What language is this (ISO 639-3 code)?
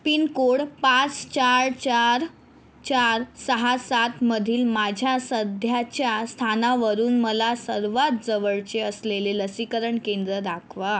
mar